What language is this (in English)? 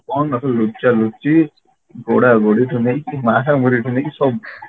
Odia